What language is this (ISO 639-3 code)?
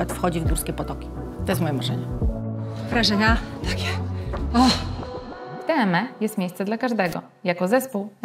pol